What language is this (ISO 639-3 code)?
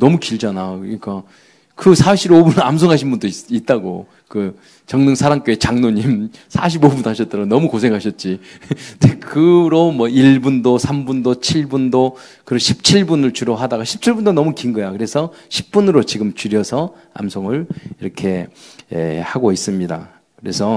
kor